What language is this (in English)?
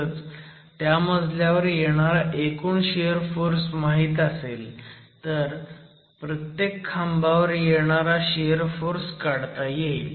Marathi